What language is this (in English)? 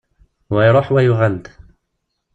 Kabyle